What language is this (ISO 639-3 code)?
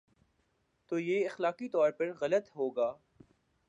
urd